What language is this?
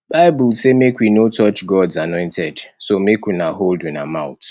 Nigerian Pidgin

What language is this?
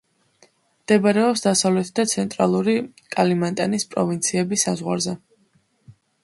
Georgian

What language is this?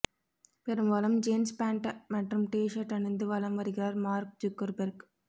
Tamil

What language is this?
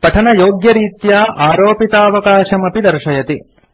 Sanskrit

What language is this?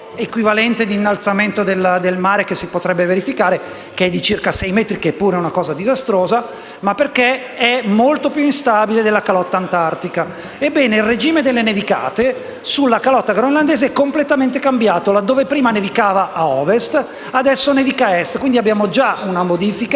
Italian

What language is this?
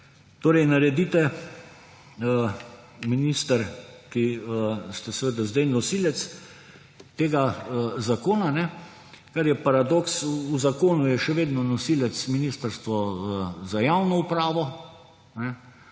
Slovenian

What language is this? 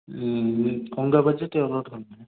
Tamil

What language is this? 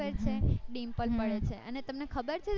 Gujarati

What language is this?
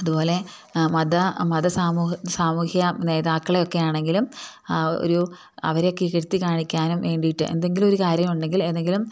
Malayalam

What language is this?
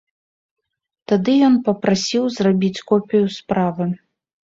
Belarusian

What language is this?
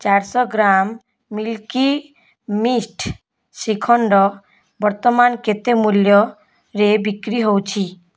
Odia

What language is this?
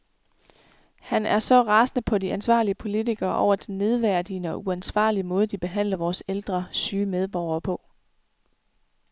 Danish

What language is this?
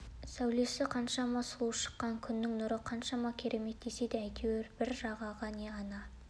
Kazakh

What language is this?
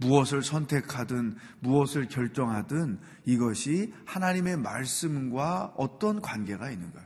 Korean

